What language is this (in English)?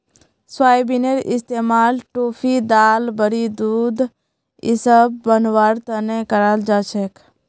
Magahi